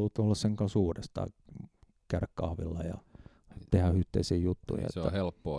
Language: Finnish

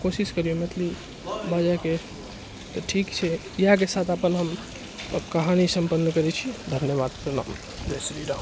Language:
Maithili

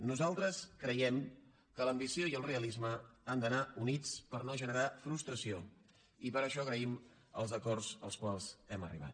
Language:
Catalan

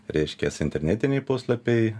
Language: Lithuanian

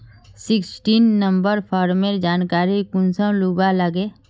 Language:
Magahi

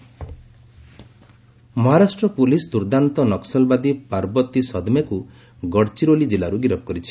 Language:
Odia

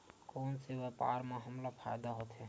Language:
Chhattisgarhi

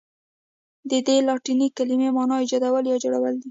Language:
Pashto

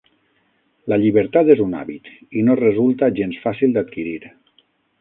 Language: Catalan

